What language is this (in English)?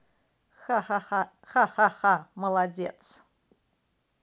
Russian